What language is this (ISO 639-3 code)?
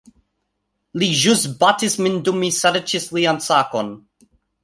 epo